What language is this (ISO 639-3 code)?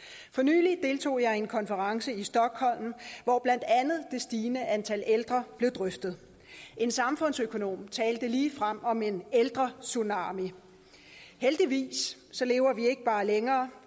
dan